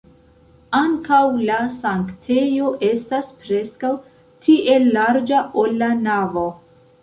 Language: Esperanto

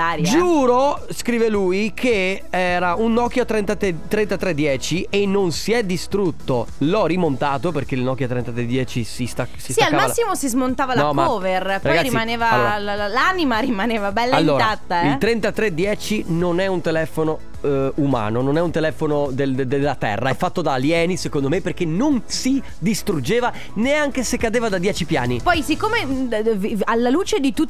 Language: Italian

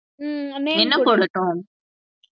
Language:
Tamil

